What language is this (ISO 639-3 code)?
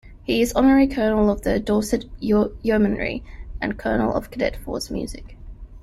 eng